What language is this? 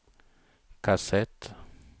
Swedish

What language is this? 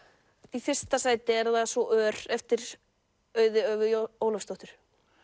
Icelandic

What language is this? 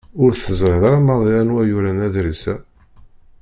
Kabyle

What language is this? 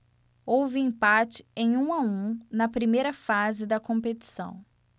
Portuguese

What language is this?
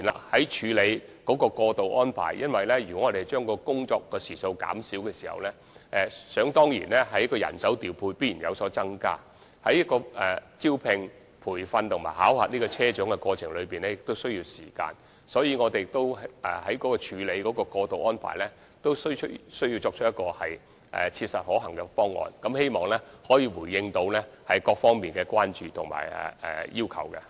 Cantonese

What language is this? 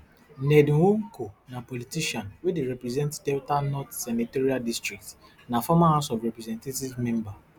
Nigerian Pidgin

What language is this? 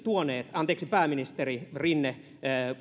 Finnish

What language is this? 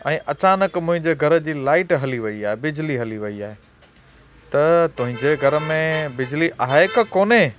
Sindhi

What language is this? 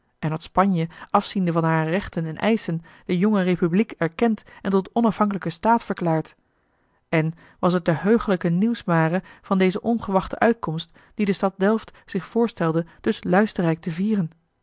Dutch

